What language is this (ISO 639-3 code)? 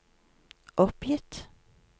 nor